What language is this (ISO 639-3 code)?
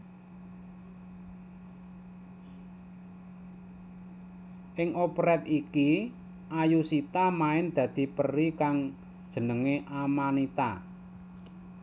jav